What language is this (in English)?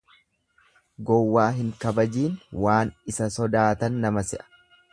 Oromo